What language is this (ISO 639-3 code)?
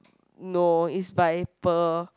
eng